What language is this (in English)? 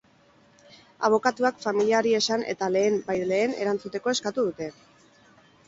Basque